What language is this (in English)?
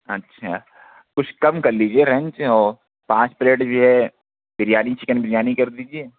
Urdu